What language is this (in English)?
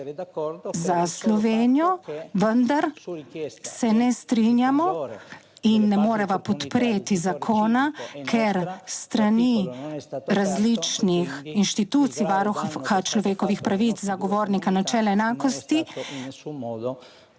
Slovenian